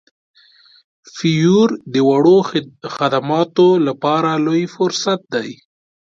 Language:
Pashto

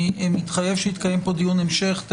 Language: Hebrew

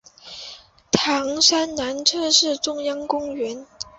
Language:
Chinese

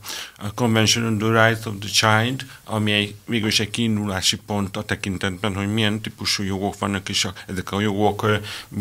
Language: Hungarian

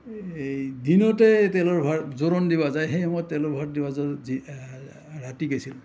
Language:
Assamese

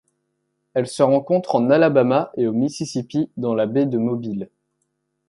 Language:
French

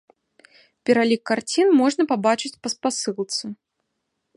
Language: Belarusian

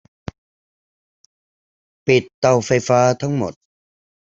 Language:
Thai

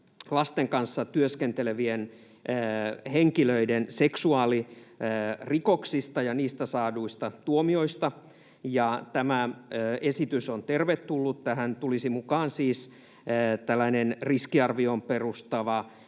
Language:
Finnish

